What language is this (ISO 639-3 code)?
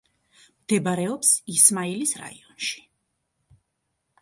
kat